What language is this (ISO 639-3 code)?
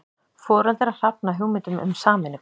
isl